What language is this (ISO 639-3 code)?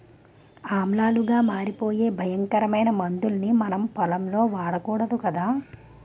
tel